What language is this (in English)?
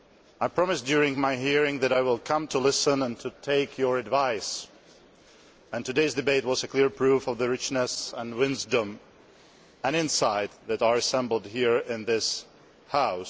English